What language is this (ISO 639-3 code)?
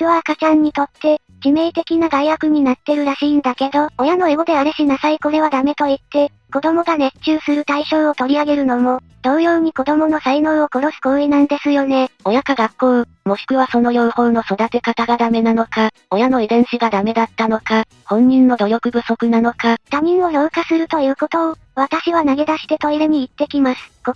jpn